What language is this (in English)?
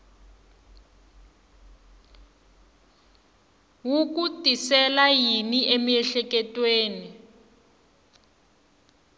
Tsonga